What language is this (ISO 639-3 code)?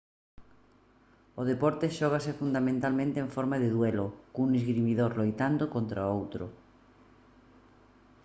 glg